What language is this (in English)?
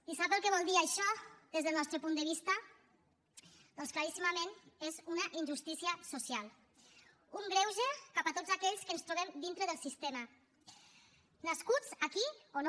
Catalan